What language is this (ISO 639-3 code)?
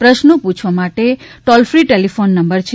guj